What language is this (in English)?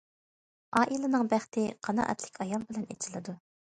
Uyghur